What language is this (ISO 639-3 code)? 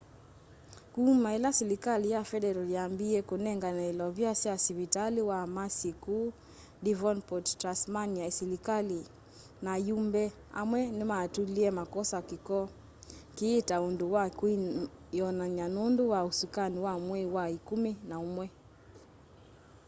kam